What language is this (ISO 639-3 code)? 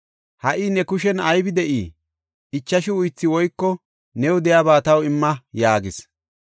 gof